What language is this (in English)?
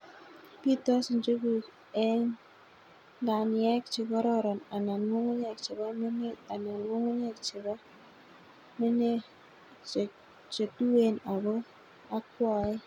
Kalenjin